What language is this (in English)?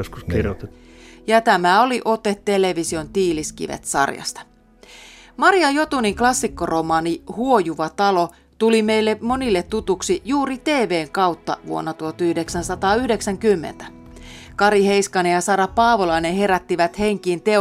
Finnish